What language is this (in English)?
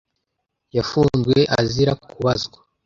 Kinyarwanda